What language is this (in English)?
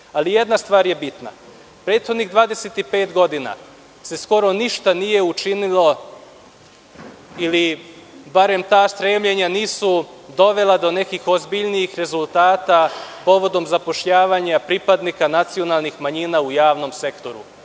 Serbian